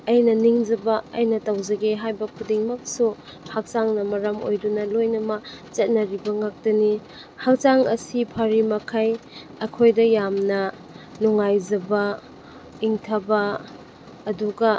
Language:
Manipuri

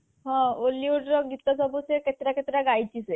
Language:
Odia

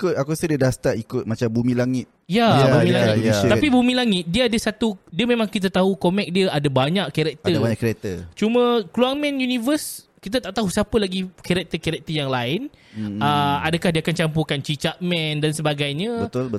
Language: Malay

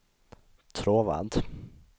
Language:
Swedish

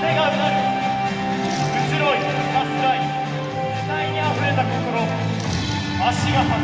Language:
Japanese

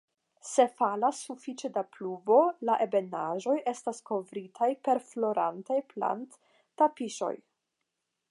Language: Esperanto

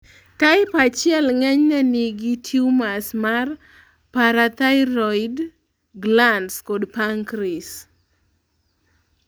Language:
Luo (Kenya and Tanzania)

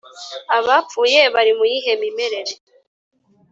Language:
Kinyarwanda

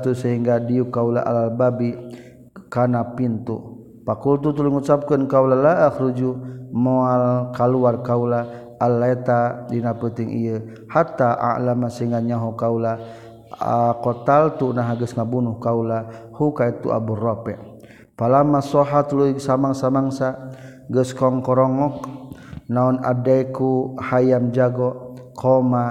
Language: Malay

